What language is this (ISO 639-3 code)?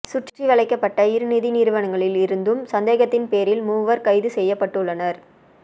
tam